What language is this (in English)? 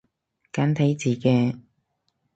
Cantonese